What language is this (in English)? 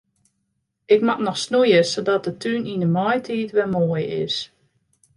Western Frisian